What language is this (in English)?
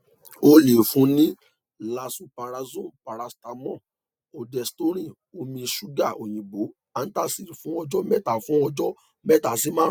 Yoruba